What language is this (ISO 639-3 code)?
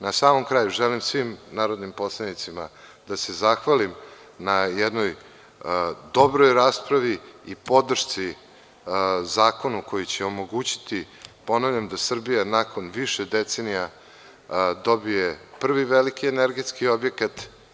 srp